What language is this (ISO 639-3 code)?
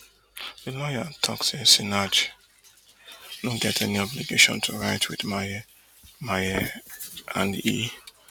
pcm